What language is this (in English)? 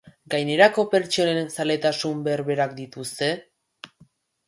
Basque